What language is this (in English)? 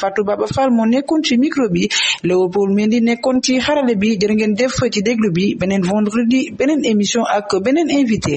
French